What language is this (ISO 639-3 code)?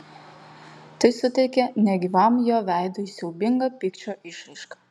lit